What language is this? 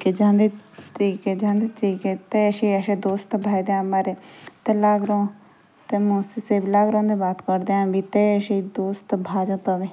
Jaunsari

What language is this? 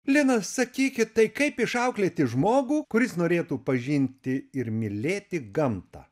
Lithuanian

